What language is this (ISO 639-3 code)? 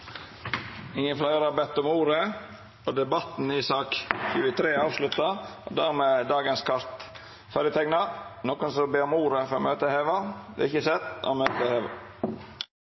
nor